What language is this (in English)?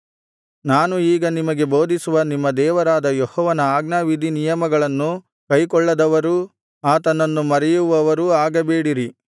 Kannada